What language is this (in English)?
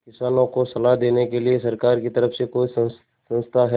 Hindi